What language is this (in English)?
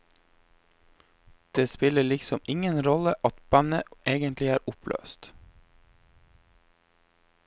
Norwegian